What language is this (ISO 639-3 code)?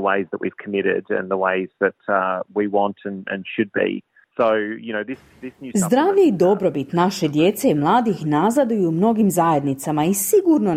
hrv